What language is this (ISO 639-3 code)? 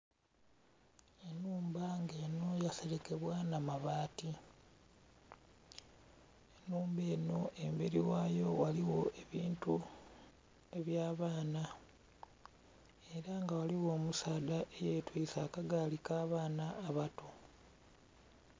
xog